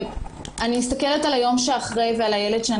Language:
Hebrew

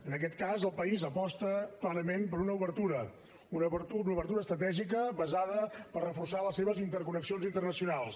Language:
Catalan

